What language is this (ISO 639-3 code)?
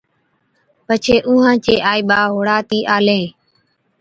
odk